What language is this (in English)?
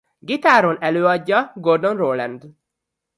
Hungarian